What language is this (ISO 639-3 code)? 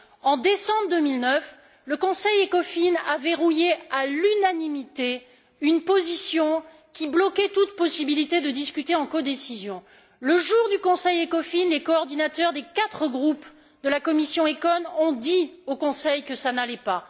fra